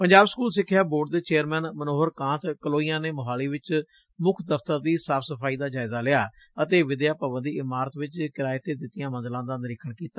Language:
Punjabi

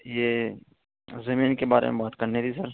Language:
Urdu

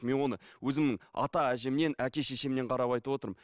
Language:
Kazakh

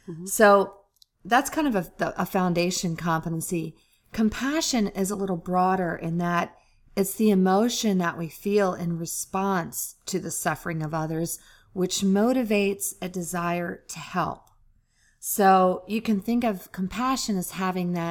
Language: English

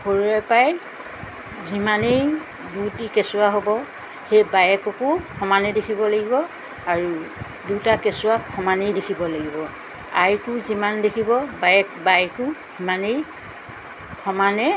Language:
Assamese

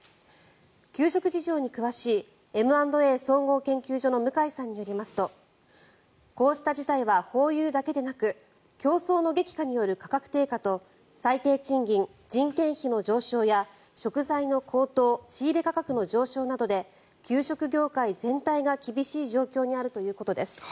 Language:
Japanese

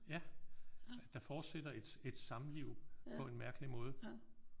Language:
Danish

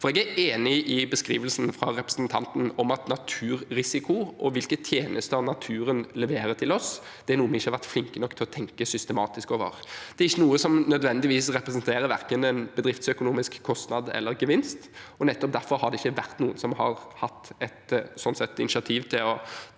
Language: Norwegian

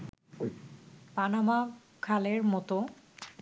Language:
Bangla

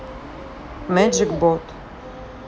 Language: Russian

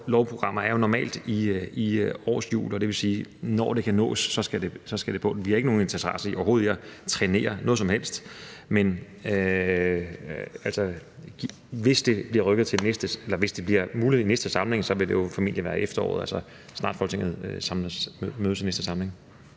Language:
Danish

